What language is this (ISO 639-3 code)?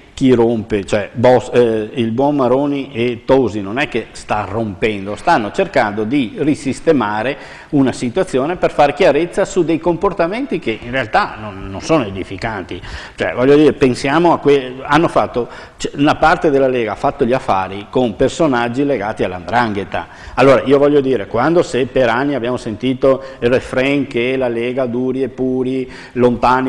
ita